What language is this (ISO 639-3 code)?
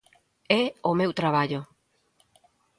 glg